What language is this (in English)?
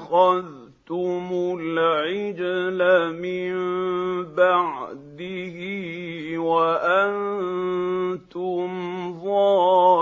Arabic